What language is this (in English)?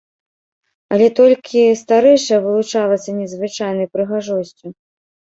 Belarusian